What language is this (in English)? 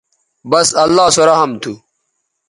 Bateri